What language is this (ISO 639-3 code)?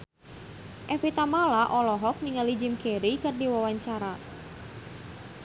sun